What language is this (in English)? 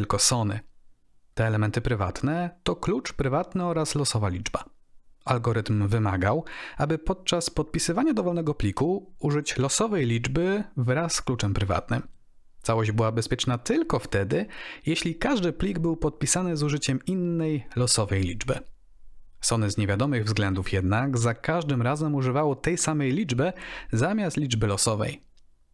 Polish